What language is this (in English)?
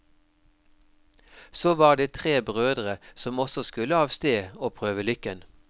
Norwegian